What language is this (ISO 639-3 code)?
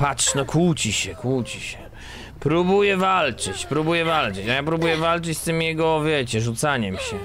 pol